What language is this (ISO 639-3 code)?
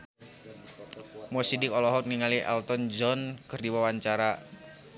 sun